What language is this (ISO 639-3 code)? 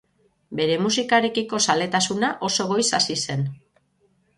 eus